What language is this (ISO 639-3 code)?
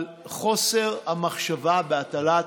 heb